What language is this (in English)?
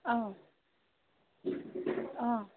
Assamese